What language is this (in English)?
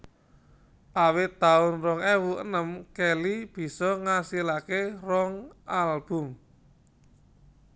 Javanese